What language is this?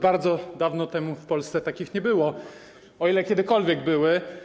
Polish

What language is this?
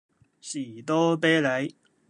Cantonese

